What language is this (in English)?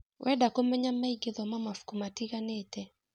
Kikuyu